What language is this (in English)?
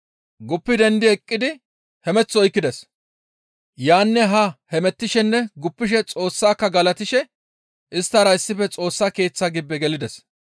Gamo